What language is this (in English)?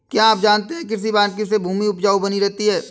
Hindi